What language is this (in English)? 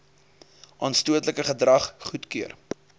Afrikaans